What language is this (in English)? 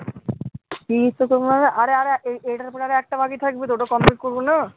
Bangla